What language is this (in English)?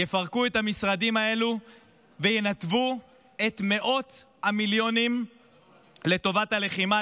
Hebrew